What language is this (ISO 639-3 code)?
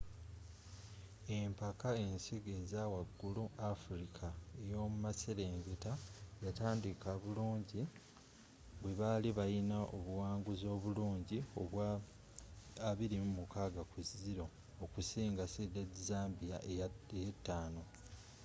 lug